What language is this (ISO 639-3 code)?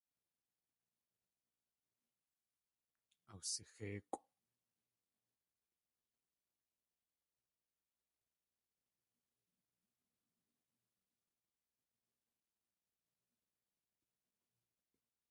tli